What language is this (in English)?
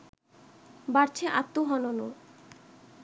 Bangla